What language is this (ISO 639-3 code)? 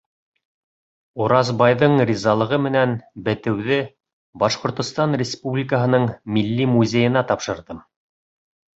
bak